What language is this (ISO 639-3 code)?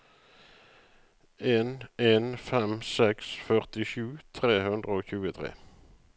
nor